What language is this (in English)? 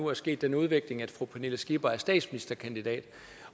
Danish